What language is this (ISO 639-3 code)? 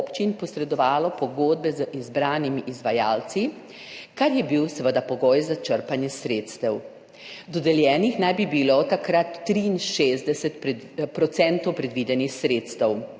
slv